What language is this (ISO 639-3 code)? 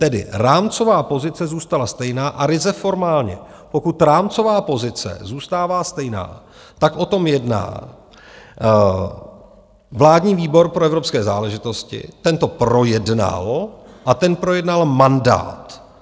ces